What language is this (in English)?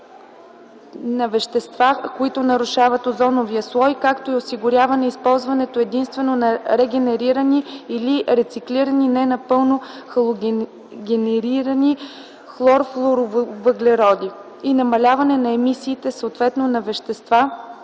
Bulgarian